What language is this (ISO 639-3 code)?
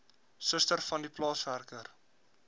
afr